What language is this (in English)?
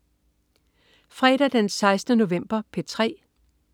Danish